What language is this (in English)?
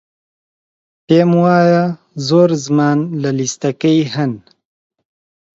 Central Kurdish